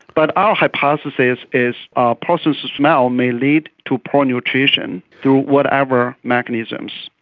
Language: English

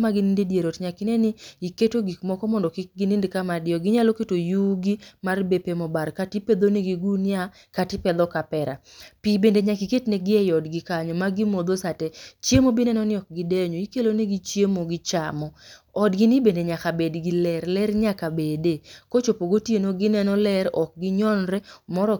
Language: Luo (Kenya and Tanzania)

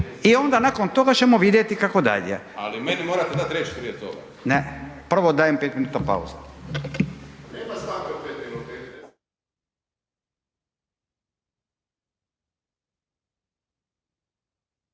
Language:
Croatian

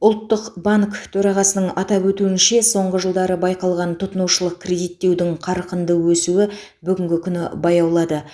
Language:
Kazakh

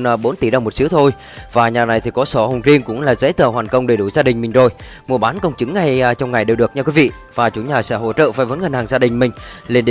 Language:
Vietnamese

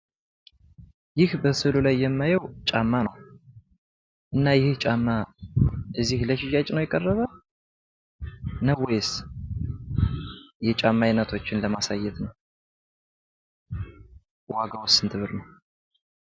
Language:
Amharic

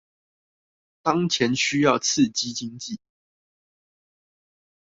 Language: Chinese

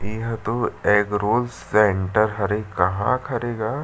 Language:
Chhattisgarhi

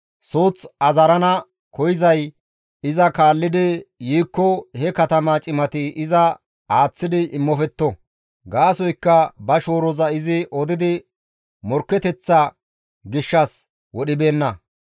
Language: Gamo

